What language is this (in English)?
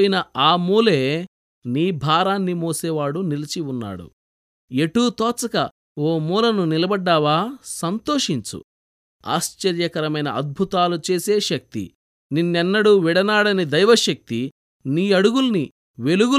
Telugu